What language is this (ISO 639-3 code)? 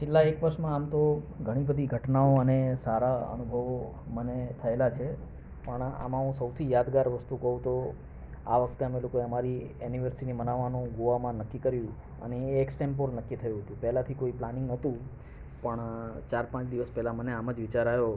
guj